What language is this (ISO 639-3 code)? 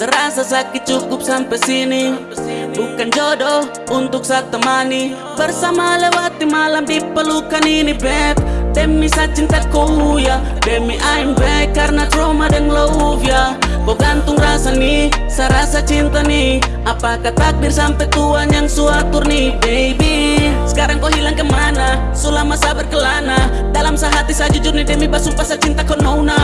ind